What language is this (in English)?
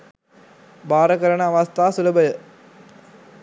Sinhala